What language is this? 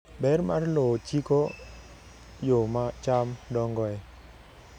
Luo (Kenya and Tanzania)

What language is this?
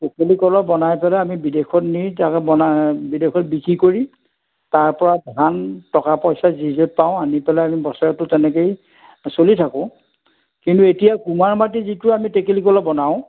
Assamese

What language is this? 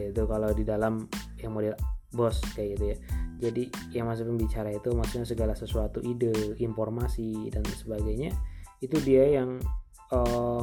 Indonesian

